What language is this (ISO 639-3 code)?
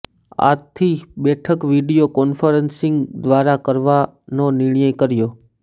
guj